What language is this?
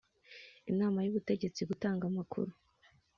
Kinyarwanda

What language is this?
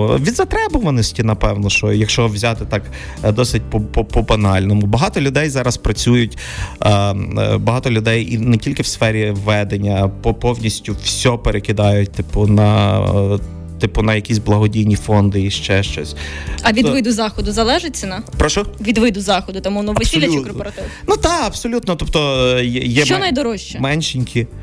Ukrainian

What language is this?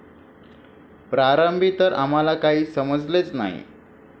Marathi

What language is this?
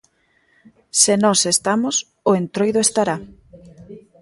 Galician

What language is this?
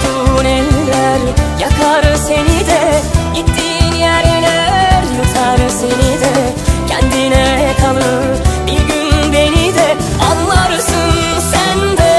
Turkish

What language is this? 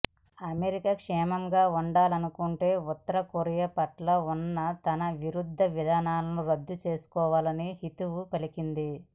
Telugu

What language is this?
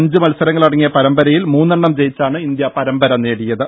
Malayalam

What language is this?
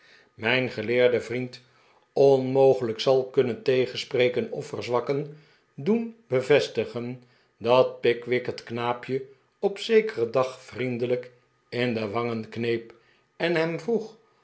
Dutch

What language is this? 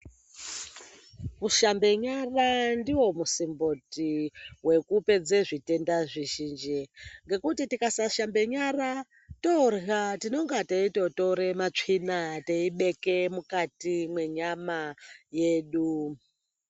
Ndau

